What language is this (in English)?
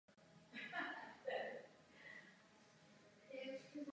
Czech